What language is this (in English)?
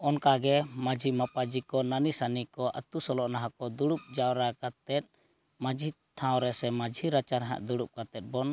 Santali